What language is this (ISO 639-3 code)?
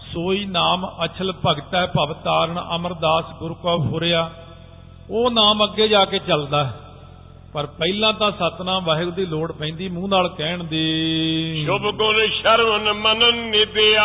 pan